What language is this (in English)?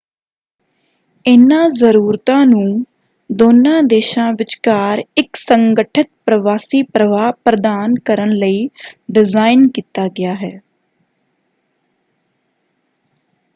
Punjabi